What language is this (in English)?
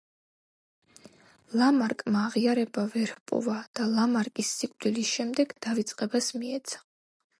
Georgian